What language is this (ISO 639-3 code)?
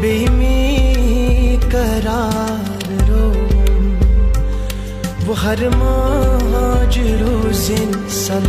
urd